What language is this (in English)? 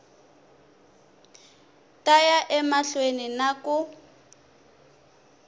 Tsonga